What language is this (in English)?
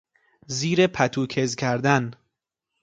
Persian